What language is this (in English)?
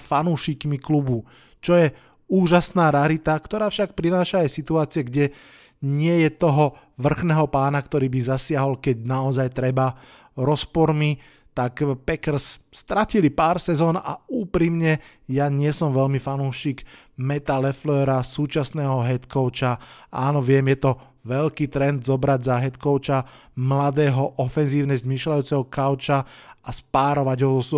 Slovak